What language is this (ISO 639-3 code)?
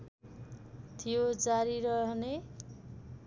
nep